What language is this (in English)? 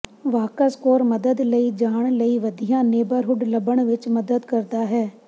Punjabi